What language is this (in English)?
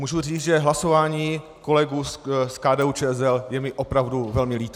Czech